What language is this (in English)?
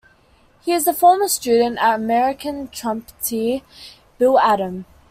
English